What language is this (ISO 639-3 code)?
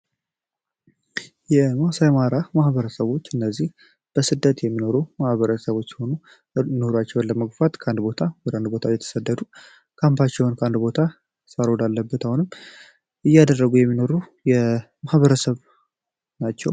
amh